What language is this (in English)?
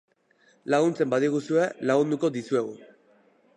Basque